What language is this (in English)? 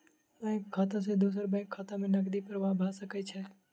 Maithili